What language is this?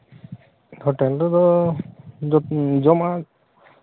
Santali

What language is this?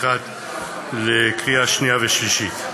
Hebrew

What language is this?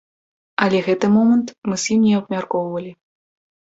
Belarusian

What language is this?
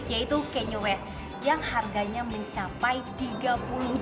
Indonesian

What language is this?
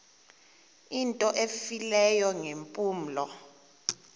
Xhosa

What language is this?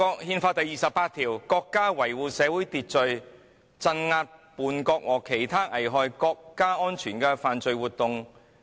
Cantonese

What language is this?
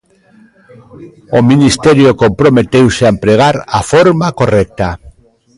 Galician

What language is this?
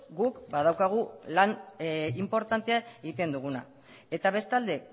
Basque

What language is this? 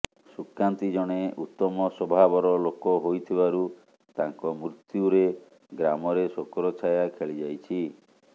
Odia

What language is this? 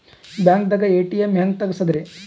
Kannada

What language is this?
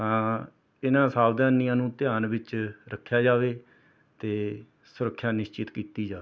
Punjabi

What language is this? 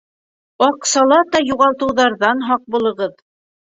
Bashkir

